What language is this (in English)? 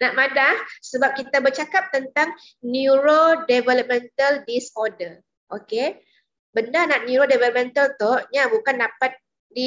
Malay